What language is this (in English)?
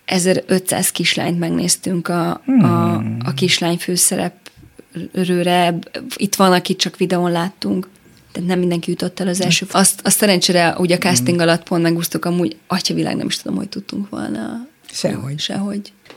Hungarian